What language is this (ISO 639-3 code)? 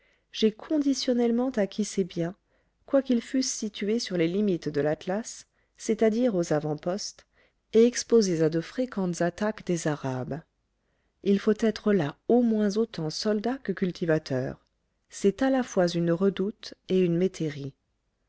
fra